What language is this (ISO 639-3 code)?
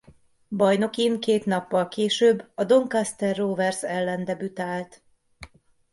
hun